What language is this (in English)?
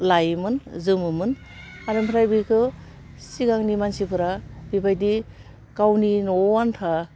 Bodo